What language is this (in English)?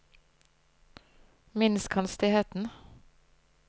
Norwegian